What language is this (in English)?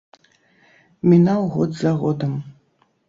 Belarusian